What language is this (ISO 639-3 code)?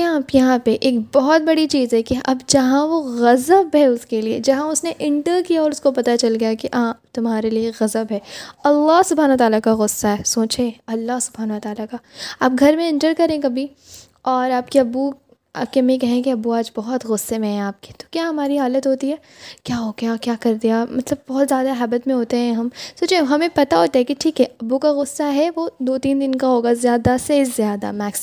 urd